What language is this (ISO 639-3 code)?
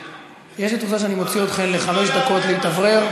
heb